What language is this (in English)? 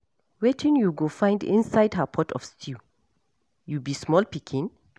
Nigerian Pidgin